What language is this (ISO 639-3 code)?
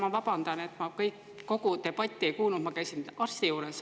est